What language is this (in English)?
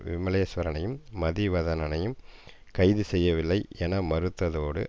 Tamil